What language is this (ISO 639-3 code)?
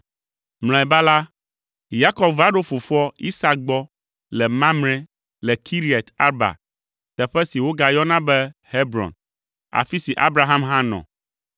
ewe